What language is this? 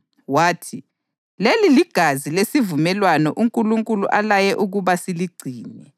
North Ndebele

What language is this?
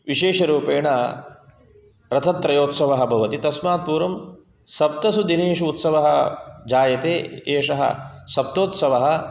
Sanskrit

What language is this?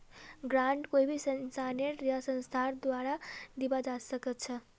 Magahi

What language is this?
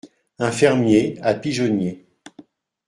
French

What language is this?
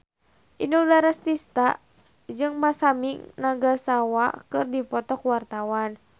Sundanese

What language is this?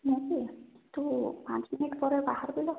Odia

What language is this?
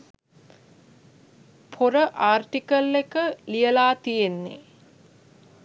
Sinhala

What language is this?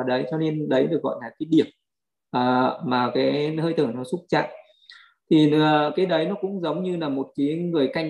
Vietnamese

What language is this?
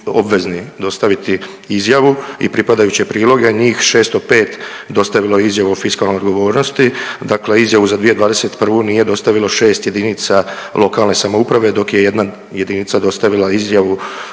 Croatian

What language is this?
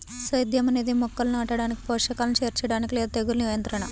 Telugu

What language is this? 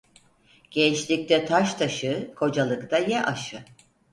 Turkish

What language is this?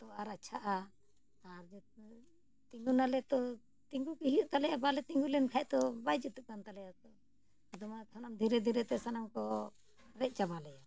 Santali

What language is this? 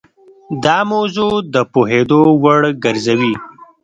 Pashto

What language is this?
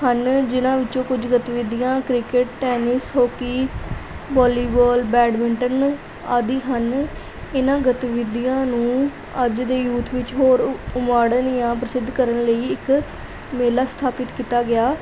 Punjabi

